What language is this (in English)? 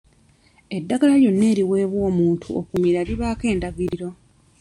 Ganda